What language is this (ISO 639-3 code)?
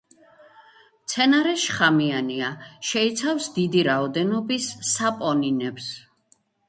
kat